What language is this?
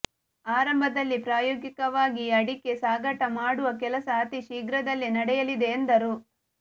Kannada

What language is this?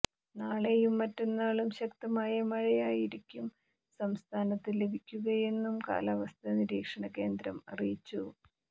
Malayalam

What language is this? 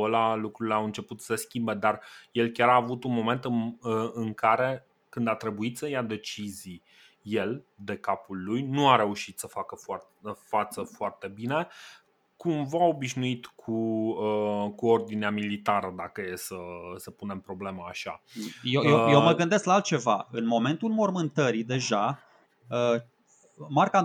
Romanian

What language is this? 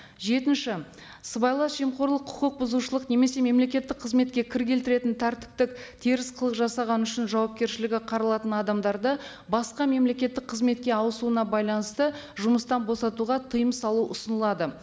Kazakh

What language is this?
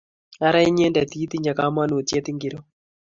Kalenjin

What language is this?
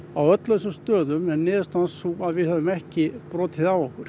Icelandic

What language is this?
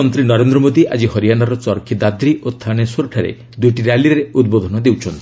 Odia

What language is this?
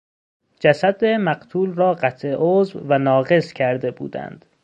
Persian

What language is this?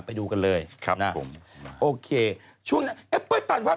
Thai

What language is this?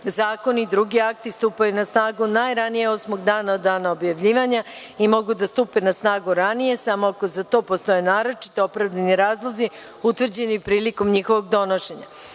Serbian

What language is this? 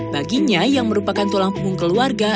Indonesian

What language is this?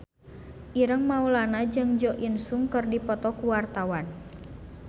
Sundanese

